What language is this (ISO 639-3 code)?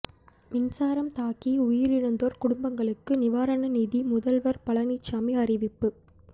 tam